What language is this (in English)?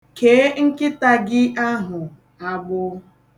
Igbo